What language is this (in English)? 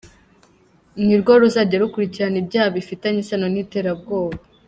Kinyarwanda